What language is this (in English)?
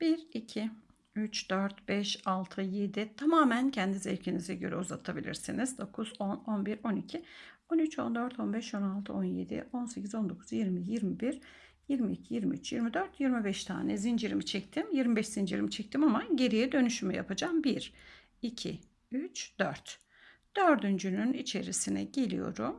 Turkish